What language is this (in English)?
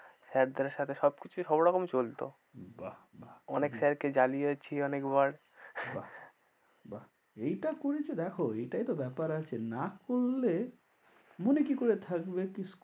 Bangla